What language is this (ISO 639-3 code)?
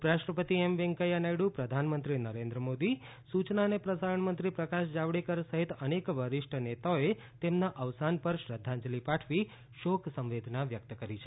guj